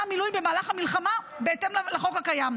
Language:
Hebrew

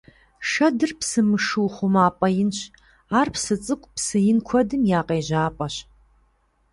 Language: Kabardian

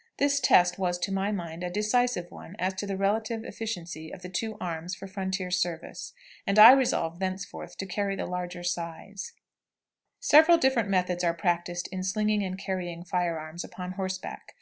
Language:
English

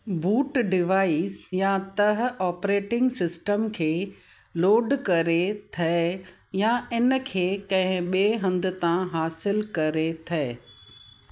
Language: Sindhi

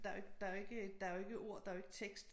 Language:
Danish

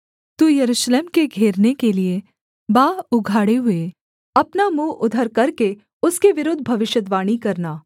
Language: Hindi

